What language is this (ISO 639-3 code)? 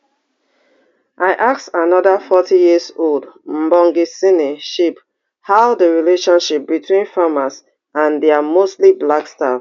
pcm